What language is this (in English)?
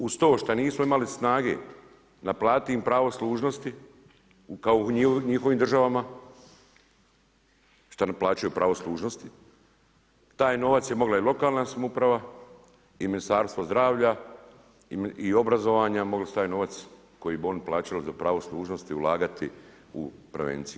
Croatian